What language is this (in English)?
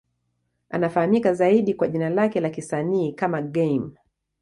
Swahili